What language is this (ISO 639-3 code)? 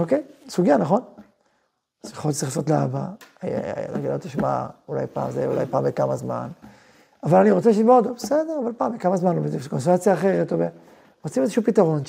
heb